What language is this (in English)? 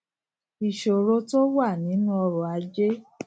Yoruba